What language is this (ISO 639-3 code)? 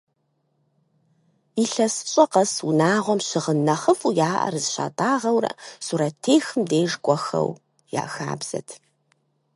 kbd